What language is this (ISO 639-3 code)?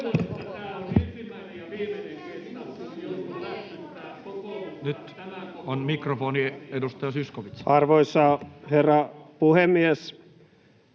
fin